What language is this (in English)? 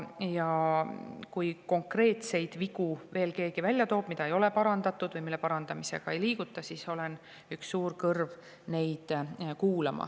Estonian